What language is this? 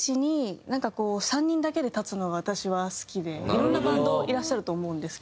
Japanese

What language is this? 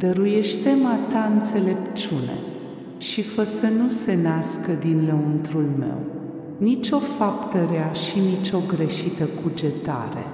Romanian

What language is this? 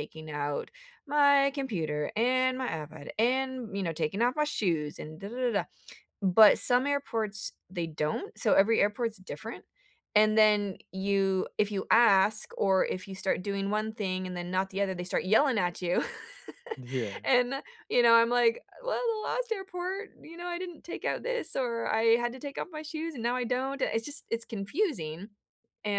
English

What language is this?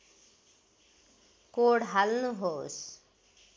Nepali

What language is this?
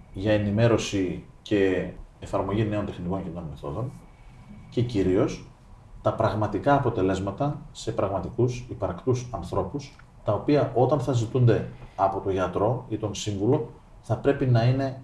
Greek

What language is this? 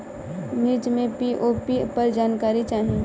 Bhojpuri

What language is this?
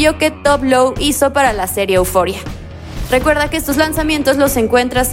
Spanish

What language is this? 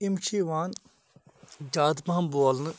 Kashmiri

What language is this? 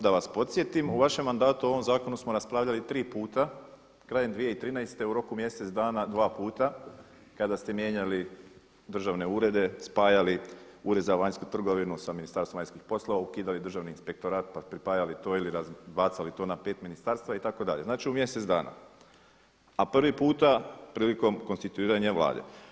Croatian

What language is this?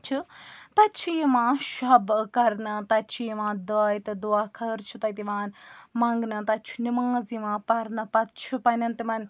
Kashmiri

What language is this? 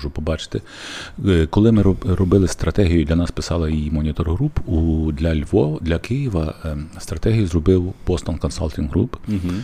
Ukrainian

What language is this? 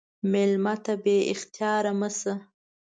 Pashto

